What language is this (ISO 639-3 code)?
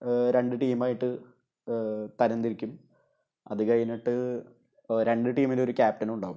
mal